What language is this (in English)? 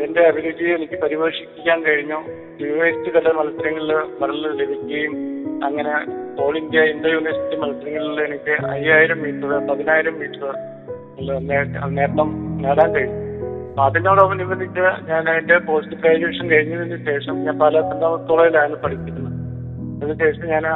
Malayalam